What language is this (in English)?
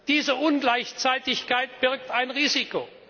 German